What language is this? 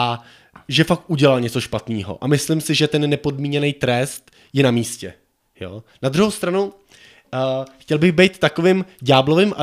Czech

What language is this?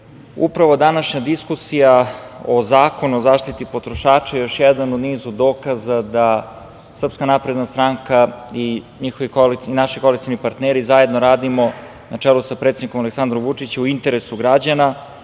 Serbian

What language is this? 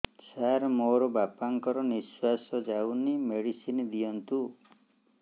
Odia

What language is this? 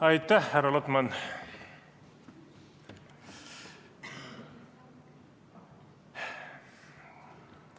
Estonian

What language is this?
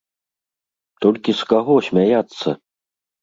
Belarusian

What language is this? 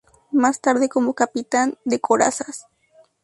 Spanish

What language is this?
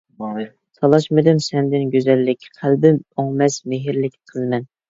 Uyghur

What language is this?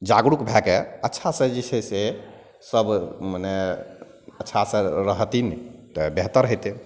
Maithili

